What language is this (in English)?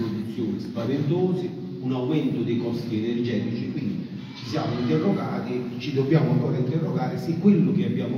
Italian